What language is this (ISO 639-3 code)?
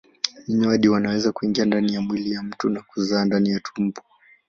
swa